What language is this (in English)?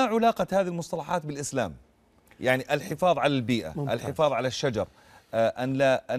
Arabic